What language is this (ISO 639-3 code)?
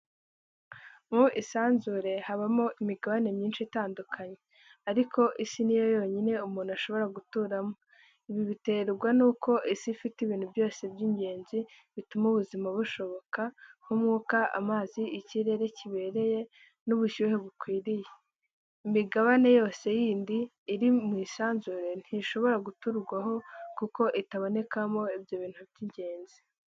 kin